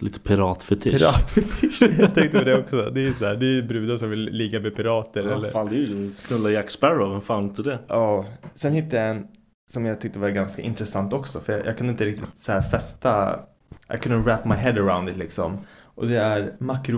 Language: Swedish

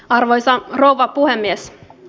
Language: Finnish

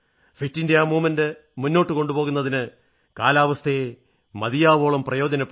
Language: Malayalam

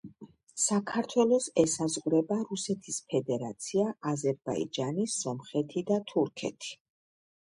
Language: Georgian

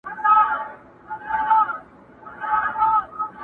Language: Pashto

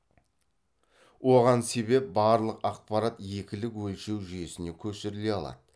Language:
Kazakh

